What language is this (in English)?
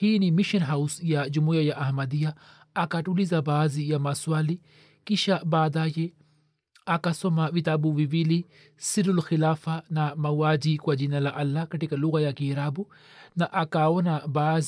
Swahili